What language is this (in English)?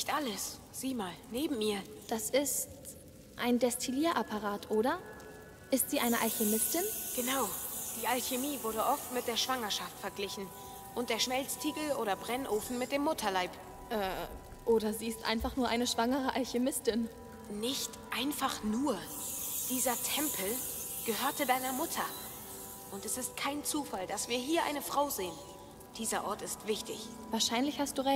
German